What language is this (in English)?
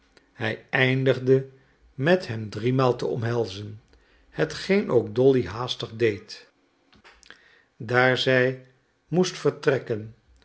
Dutch